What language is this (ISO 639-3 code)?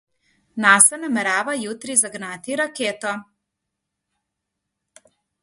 slv